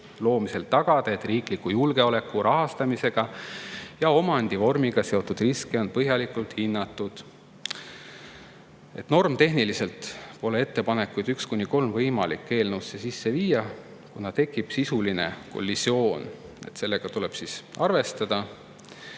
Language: Estonian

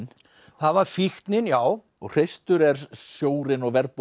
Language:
Icelandic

